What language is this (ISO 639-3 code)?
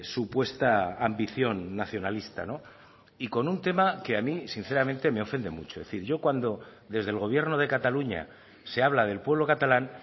spa